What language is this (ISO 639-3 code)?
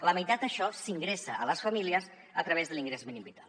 cat